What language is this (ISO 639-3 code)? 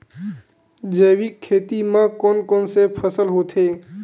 hne